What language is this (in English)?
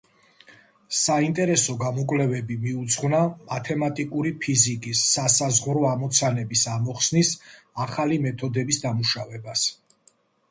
Georgian